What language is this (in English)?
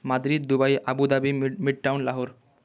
Odia